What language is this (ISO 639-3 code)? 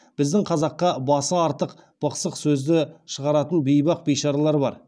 kaz